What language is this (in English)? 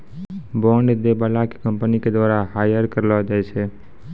Maithili